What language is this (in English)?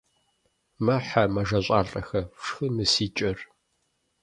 Kabardian